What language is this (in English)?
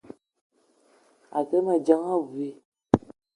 Eton (Cameroon)